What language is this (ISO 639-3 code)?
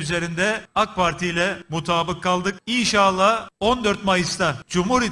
tur